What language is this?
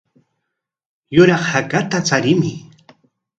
Corongo Ancash Quechua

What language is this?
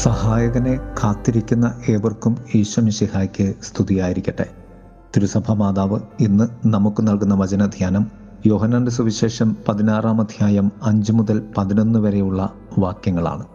Malayalam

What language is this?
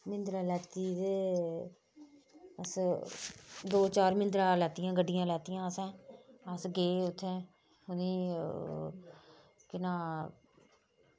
Dogri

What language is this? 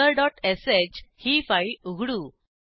Marathi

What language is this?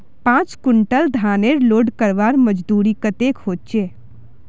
Magahi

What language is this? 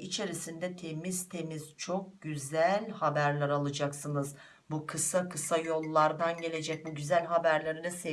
Turkish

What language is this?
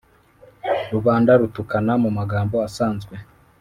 Kinyarwanda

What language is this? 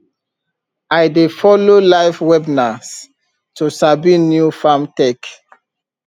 Nigerian Pidgin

